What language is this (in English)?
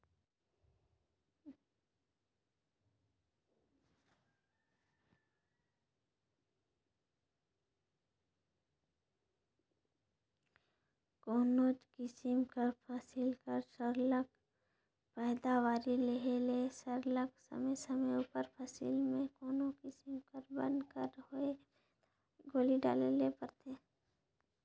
Chhattisgarhi